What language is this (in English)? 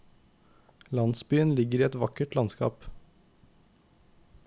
Norwegian